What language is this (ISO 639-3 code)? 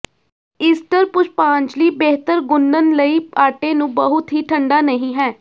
pan